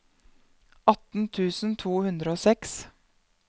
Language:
Norwegian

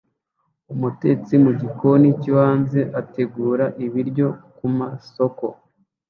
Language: Kinyarwanda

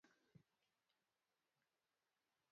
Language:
Luo (Kenya and Tanzania)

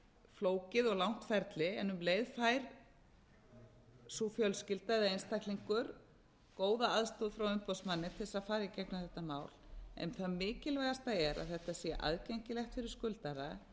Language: Icelandic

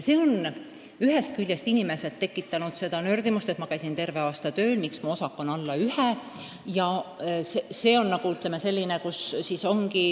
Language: Estonian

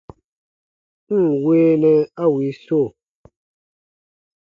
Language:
Baatonum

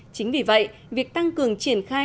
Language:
Vietnamese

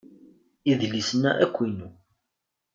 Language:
Kabyle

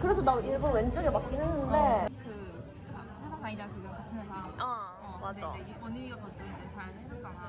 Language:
Korean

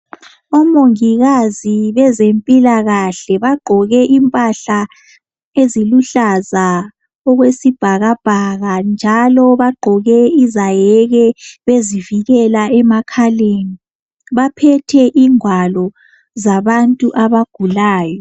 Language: North Ndebele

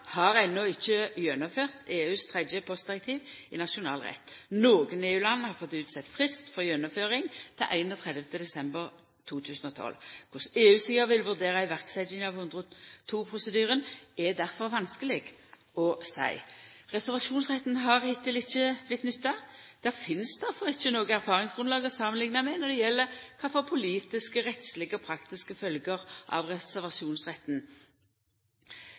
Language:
Norwegian Nynorsk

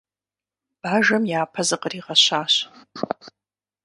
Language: Kabardian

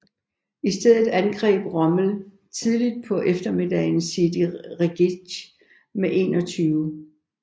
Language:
Danish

